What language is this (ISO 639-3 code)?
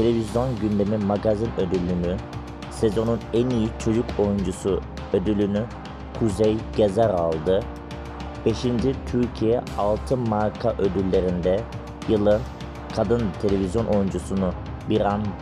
tur